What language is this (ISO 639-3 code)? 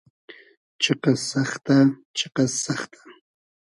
haz